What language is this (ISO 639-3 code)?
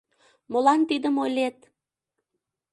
chm